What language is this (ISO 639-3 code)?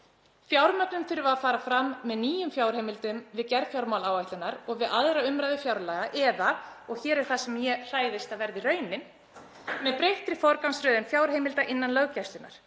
isl